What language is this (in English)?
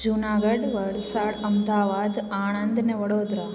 Sindhi